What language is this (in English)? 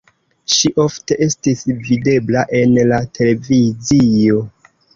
Esperanto